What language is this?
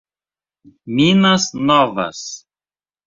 Portuguese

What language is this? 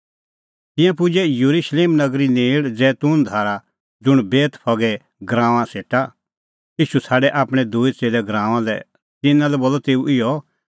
Kullu Pahari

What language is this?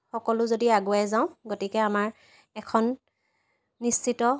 Assamese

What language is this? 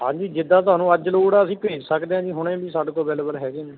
Punjabi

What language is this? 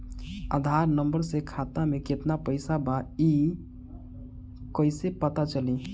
Bhojpuri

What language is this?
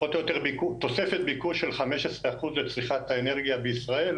Hebrew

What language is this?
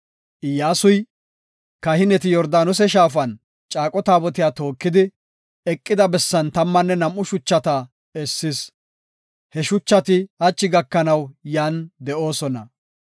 Gofa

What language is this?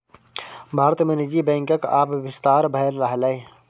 Maithili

